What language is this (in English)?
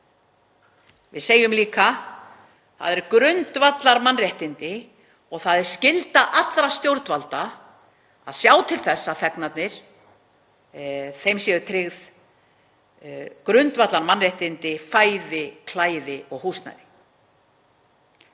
Icelandic